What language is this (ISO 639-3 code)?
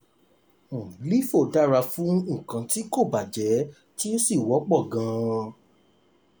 yor